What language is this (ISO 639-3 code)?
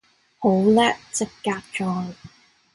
yue